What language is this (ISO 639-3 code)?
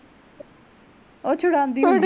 pan